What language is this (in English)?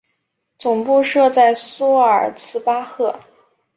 Chinese